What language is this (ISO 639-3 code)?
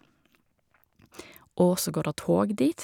nor